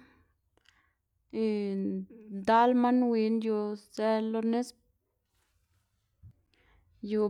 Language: Xanaguía Zapotec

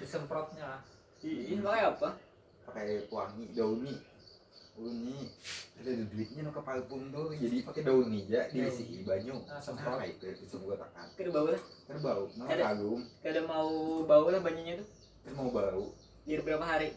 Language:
Indonesian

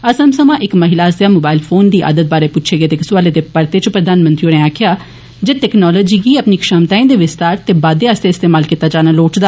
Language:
Dogri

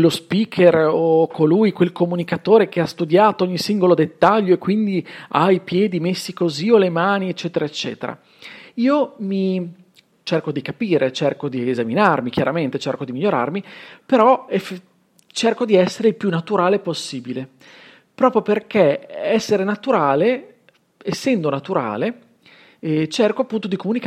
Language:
Italian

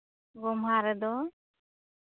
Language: Santali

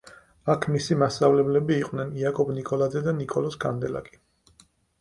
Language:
Georgian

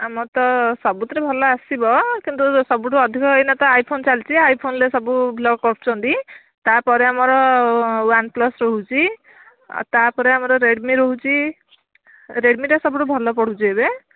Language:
Odia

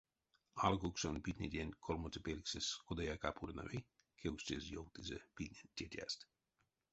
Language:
Erzya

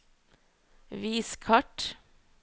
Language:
Norwegian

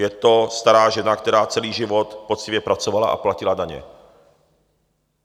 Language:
Czech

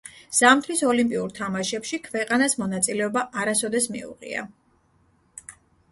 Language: Georgian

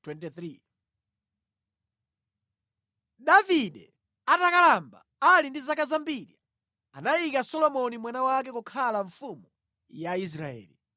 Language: Nyanja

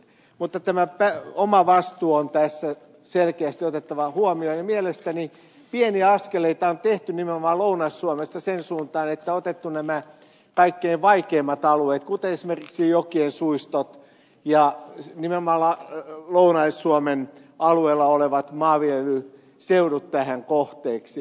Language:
Finnish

